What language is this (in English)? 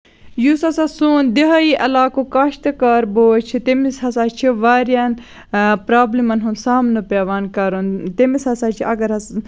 Kashmiri